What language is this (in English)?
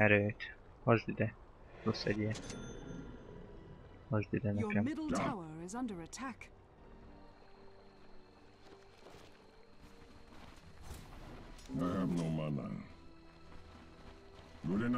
Hungarian